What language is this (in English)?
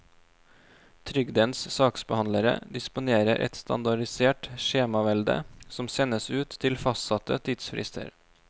Norwegian